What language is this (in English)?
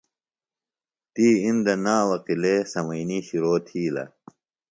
Phalura